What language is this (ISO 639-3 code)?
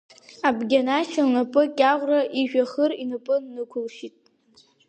abk